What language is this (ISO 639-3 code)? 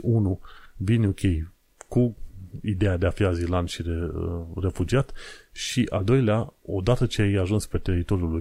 ron